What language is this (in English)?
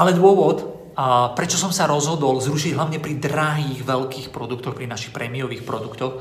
Slovak